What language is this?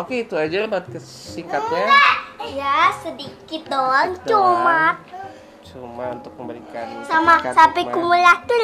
Indonesian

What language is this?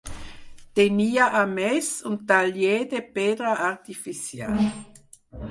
Catalan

